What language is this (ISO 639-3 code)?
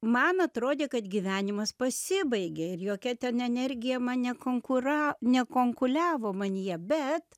lit